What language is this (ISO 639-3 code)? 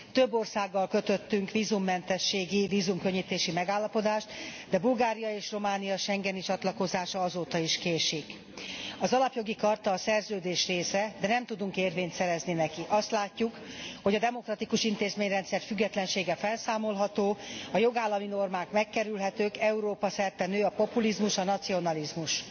hun